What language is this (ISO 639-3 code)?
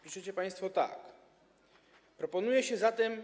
pol